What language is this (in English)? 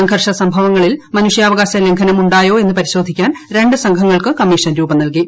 Malayalam